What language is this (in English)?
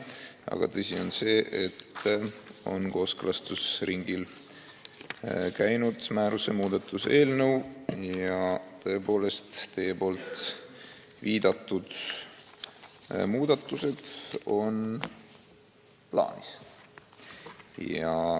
Estonian